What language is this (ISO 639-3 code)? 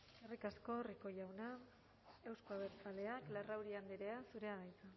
eus